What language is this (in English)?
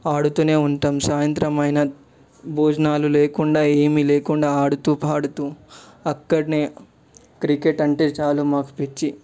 Telugu